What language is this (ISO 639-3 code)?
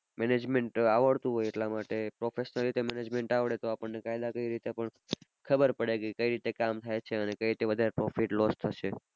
guj